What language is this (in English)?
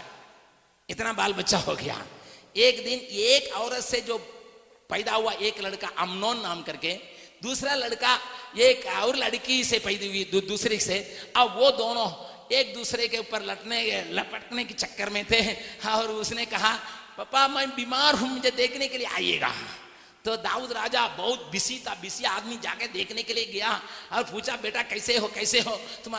Hindi